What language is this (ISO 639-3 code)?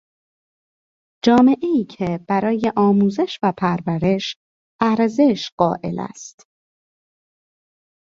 fas